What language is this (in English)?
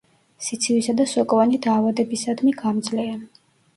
Georgian